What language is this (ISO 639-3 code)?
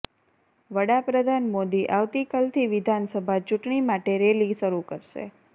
guj